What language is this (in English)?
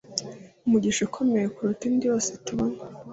Kinyarwanda